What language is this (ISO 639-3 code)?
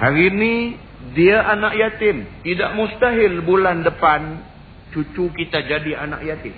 msa